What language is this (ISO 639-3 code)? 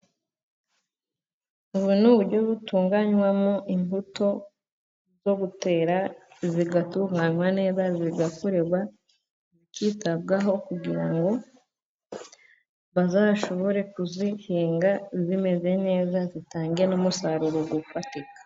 kin